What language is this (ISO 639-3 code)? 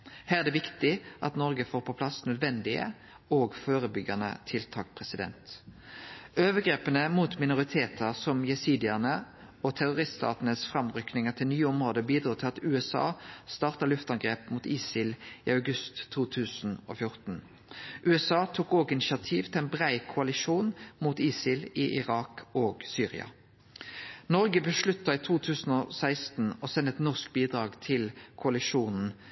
nno